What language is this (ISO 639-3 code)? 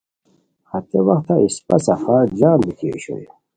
khw